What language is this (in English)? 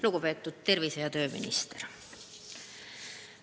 Estonian